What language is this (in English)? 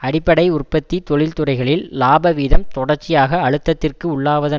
Tamil